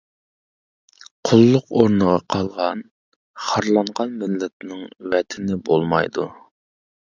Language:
Uyghur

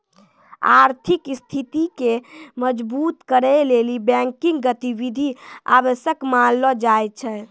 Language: Maithili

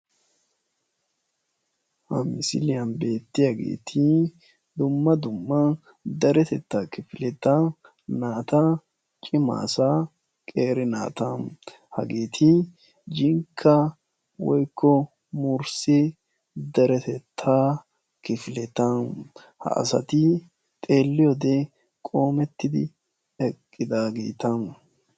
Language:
Wolaytta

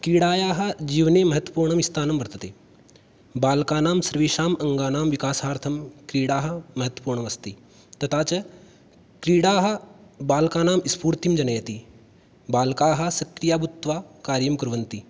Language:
Sanskrit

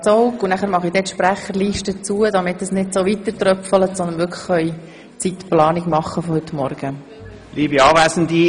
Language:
Swiss German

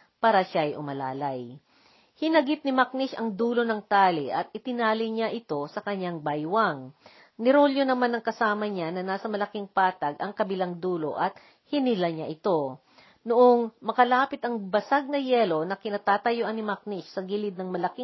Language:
Filipino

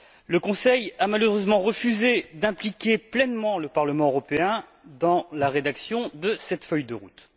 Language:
French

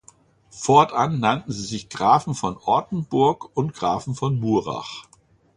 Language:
German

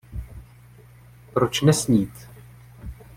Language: Czech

